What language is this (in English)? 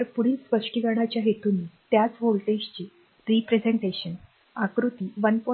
Marathi